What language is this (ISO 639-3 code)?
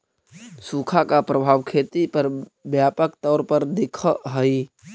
mag